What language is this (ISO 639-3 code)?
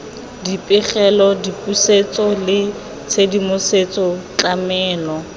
tsn